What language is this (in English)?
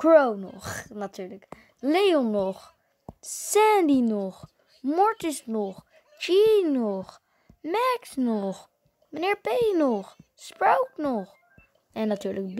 Dutch